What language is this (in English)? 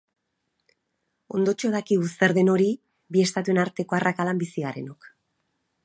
Basque